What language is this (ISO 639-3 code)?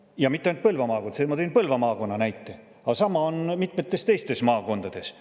est